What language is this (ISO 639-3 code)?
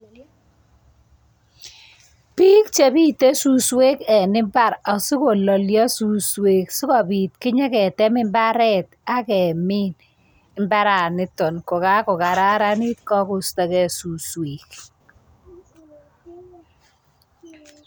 kln